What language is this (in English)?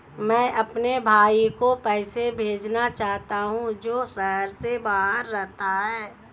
Hindi